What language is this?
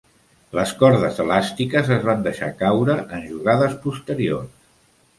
Catalan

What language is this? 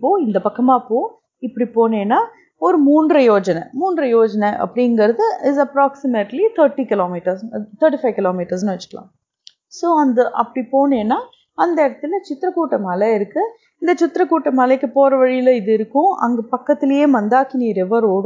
Tamil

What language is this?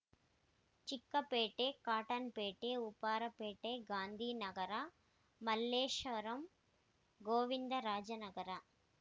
Kannada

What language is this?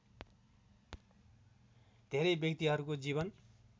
Nepali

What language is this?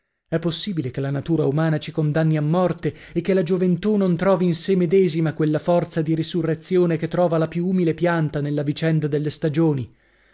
Italian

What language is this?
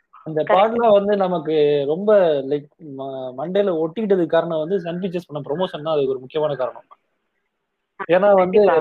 Tamil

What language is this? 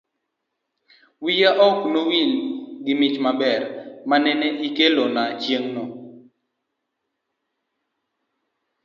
Luo (Kenya and Tanzania)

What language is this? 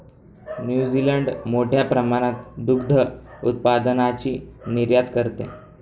Marathi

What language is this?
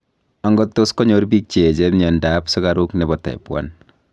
Kalenjin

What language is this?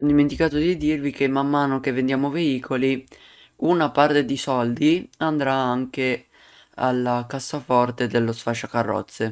Italian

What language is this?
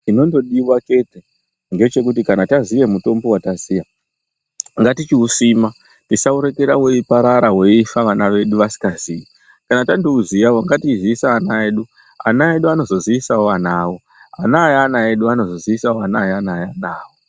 Ndau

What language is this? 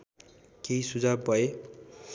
Nepali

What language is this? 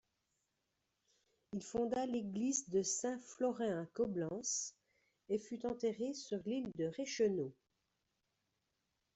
French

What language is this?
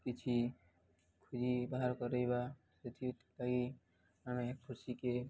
Odia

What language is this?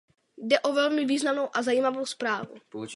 Czech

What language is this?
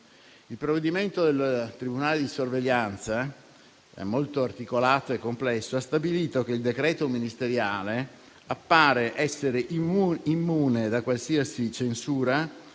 Italian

